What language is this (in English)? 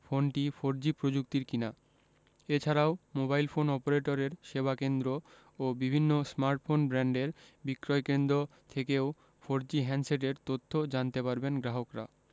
Bangla